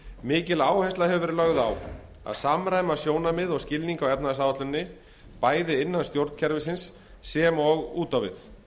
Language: Icelandic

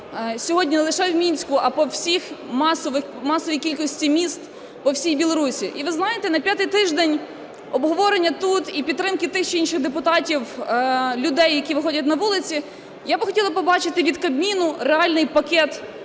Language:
Ukrainian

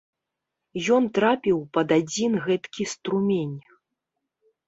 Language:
Belarusian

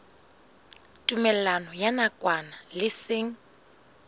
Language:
Southern Sotho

